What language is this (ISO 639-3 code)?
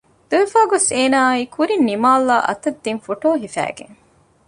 div